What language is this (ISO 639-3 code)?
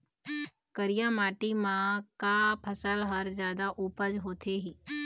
hne